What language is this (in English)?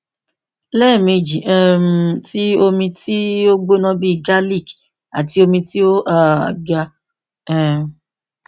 Yoruba